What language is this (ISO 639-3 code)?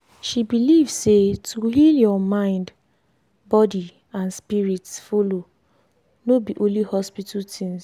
pcm